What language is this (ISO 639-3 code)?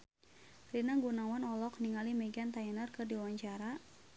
sun